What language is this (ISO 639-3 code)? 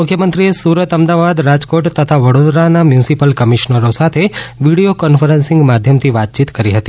guj